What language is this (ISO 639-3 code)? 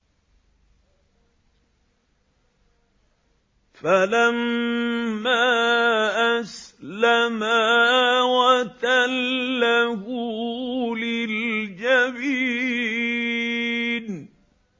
ara